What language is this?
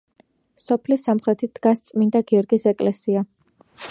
Georgian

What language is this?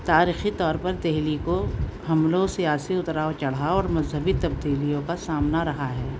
Urdu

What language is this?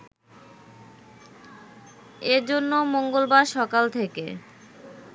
Bangla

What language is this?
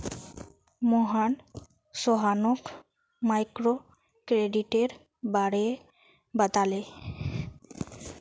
Magahi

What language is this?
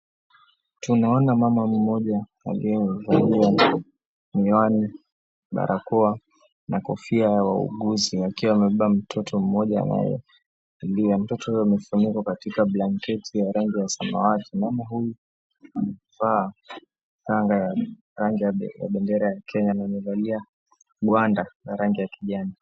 Swahili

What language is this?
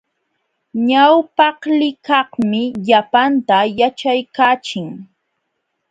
Jauja Wanca Quechua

